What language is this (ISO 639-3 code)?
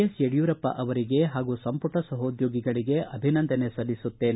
kan